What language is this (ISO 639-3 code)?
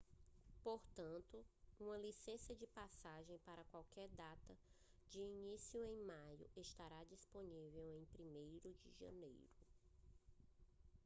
por